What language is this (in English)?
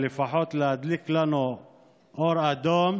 Hebrew